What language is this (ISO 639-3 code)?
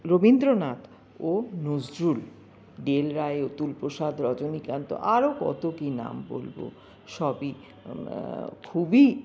ben